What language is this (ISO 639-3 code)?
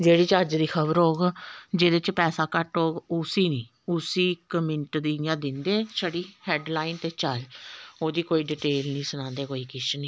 doi